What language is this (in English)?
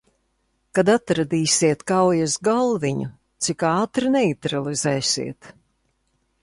Latvian